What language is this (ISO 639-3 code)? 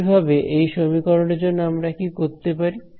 ben